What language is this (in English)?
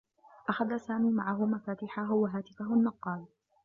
Arabic